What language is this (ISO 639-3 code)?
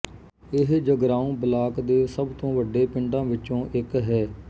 pan